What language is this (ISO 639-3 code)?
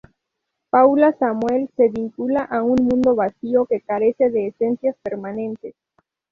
spa